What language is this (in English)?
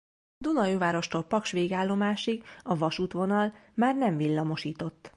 Hungarian